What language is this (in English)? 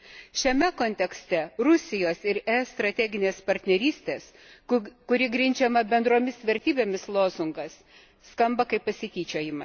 Lithuanian